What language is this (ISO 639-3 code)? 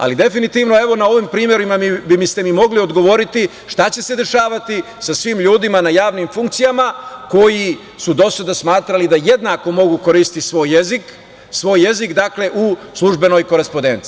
srp